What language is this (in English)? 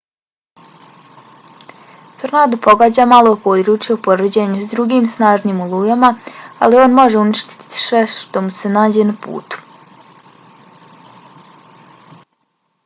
Bosnian